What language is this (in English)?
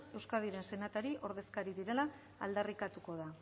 Basque